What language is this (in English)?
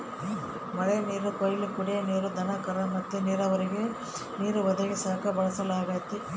Kannada